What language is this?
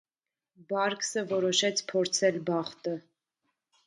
Armenian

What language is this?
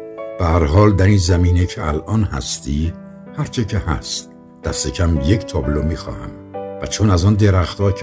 Persian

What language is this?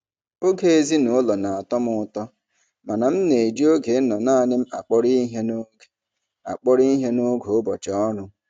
Igbo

